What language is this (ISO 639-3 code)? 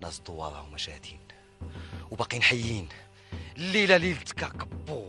ara